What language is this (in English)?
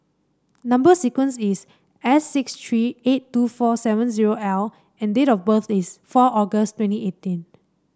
English